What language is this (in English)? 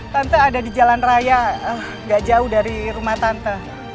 Indonesian